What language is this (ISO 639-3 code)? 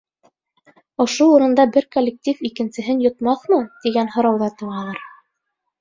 bak